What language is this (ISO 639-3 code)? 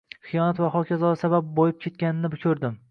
uzb